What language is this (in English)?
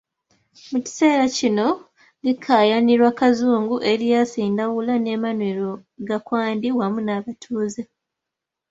Ganda